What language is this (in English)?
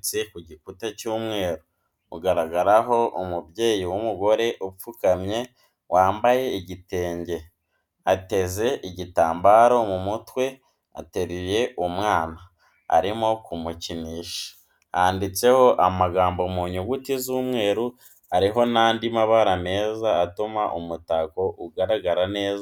Kinyarwanda